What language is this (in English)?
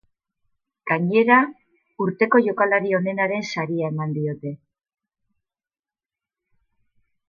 Basque